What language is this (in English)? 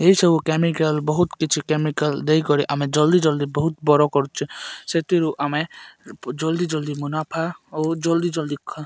Odia